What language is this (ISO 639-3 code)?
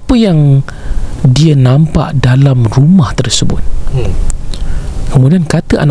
msa